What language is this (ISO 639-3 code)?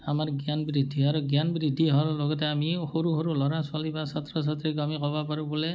asm